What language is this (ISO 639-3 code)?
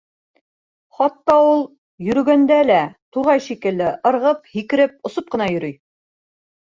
bak